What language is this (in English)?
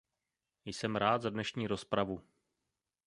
Czech